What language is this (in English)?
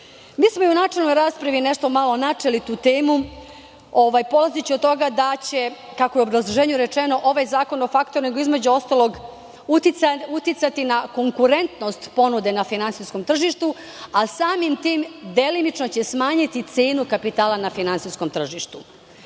Serbian